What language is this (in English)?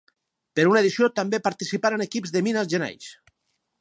Catalan